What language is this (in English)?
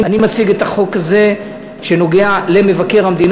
Hebrew